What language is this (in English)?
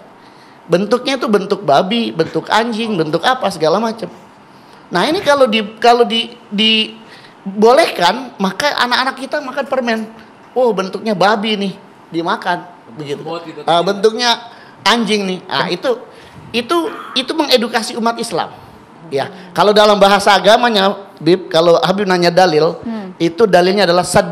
Indonesian